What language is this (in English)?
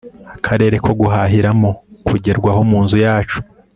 Kinyarwanda